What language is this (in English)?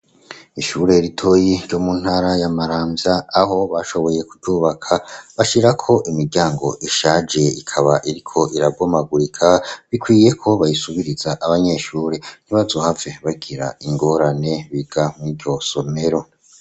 Rundi